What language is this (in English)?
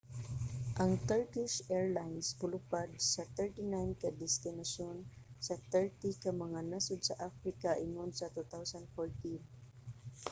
Cebuano